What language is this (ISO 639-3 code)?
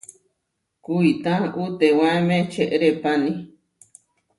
var